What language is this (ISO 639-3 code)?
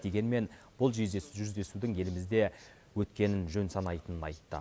kaz